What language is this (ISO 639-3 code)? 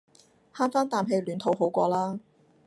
yue